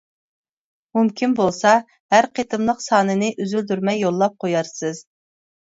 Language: Uyghur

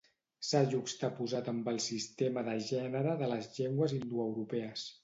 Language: Catalan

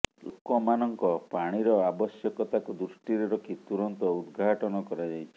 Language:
Odia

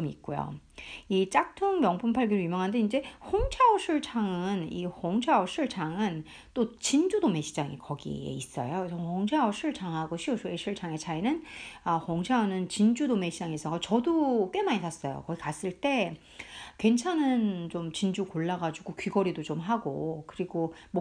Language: Korean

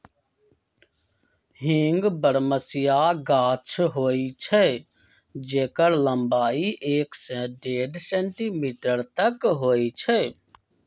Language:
Magahi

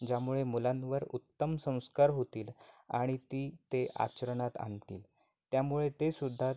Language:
Marathi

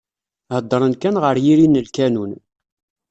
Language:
Kabyle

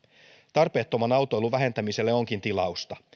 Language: Finnish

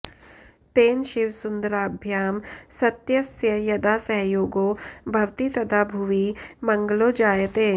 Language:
Sanskrit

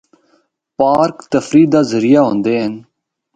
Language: Northern Hindko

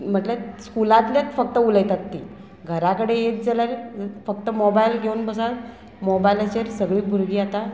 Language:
Konkani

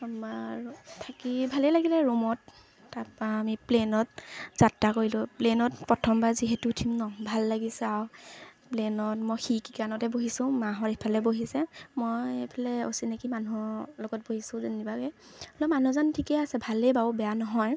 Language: Assamese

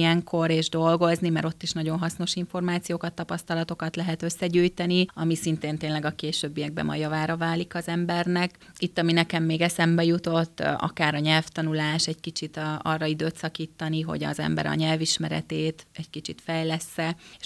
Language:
Hungarian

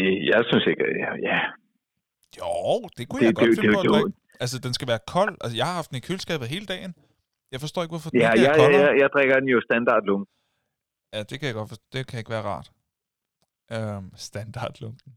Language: Danish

